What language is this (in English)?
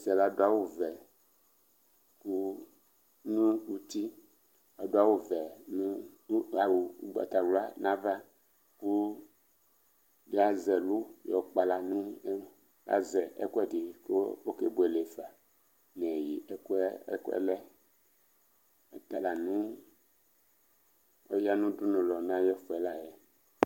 Ikposo